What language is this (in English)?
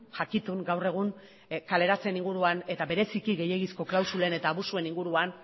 Basque